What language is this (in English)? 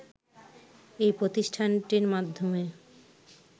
Bangla